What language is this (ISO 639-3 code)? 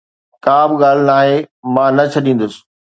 snd